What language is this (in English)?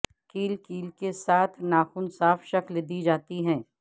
Urdu